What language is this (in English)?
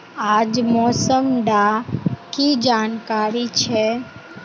Magahi